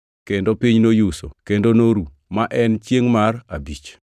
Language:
Luo (Kenya and Tanzania)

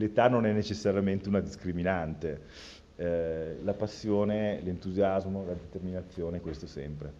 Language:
Italian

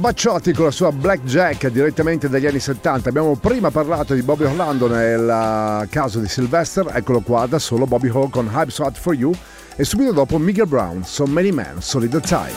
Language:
Italian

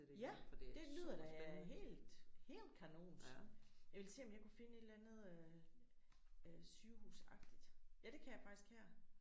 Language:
Danish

